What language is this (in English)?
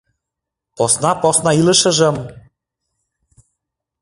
Mari